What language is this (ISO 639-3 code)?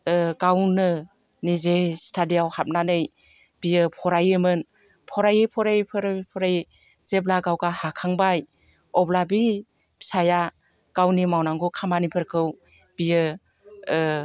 brx